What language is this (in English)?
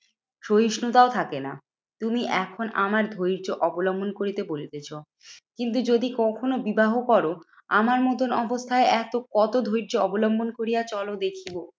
Bangla